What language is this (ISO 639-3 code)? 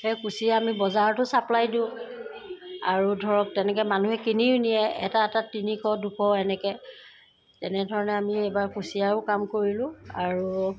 asm